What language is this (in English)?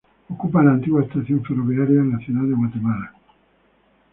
Spanish